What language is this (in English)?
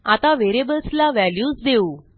Marathi